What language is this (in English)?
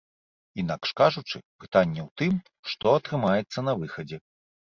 Belarusian